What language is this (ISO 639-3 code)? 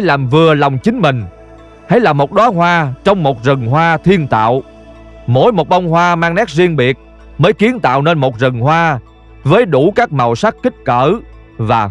vie